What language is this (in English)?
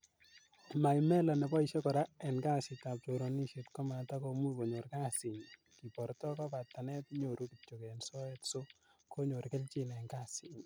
Kalenjin